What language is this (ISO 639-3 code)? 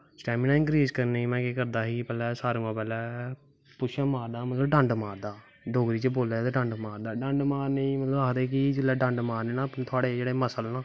doi